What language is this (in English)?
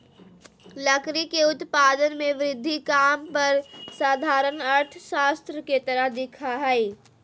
Magahi